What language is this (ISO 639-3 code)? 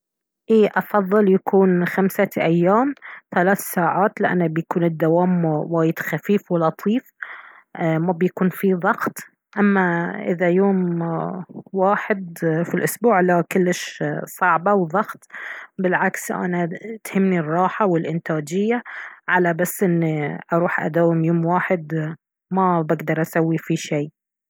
abv